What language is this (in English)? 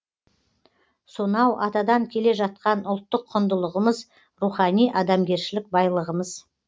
Kazakh